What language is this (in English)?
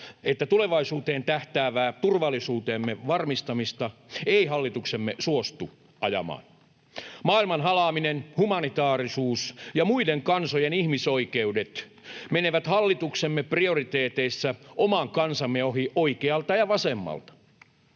Finnish